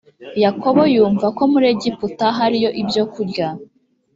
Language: Kinyarwanda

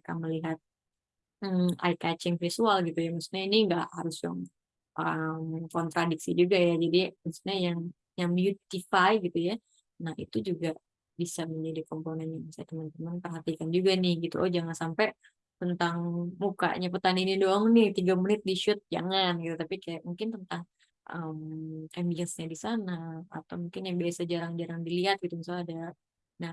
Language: Indonesian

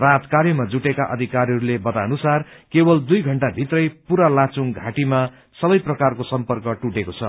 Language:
Nepali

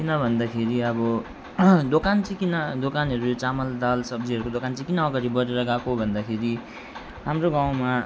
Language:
Nepali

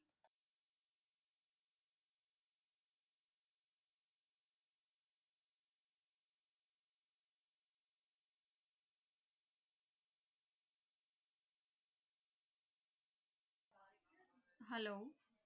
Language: Punjabi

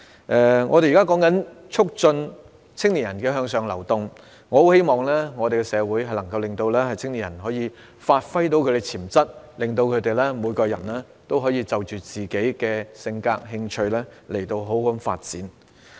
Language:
Cantonese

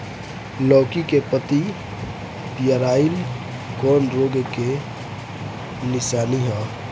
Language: Bhojpuri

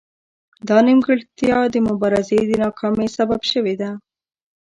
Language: Pashto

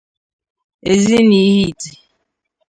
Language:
Igbo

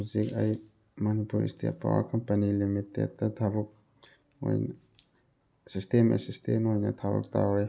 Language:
Manipuri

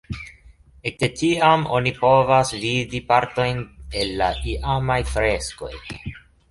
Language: Esperanto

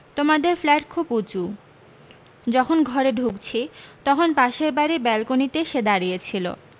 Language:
Bangla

